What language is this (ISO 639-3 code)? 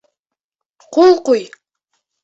bak